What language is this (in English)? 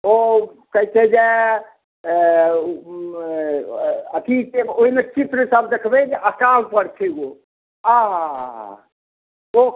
Maithili